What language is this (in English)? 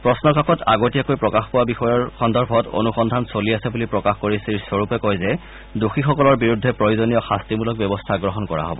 Assamese